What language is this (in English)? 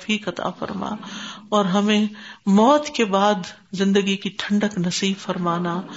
Urdu